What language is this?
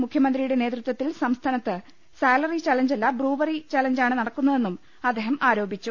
Malayalam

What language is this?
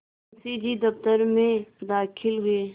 Hindi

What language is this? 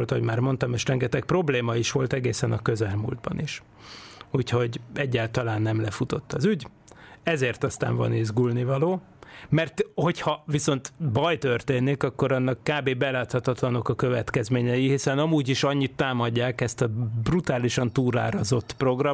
Hungarian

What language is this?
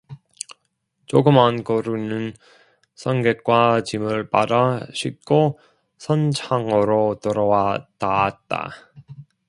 Korean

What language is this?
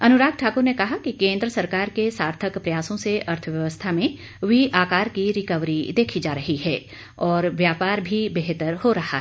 Hindi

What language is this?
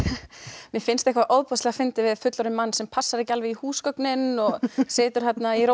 Icelandic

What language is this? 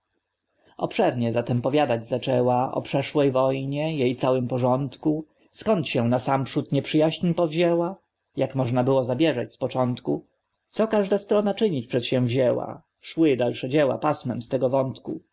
Polish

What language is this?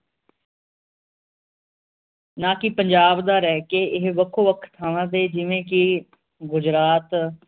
Punjabi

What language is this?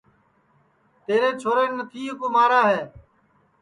Sansi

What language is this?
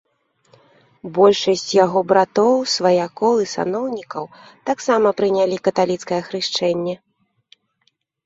Belarusian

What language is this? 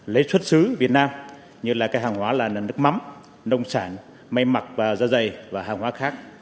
Vietnamese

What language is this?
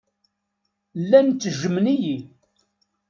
Kabyle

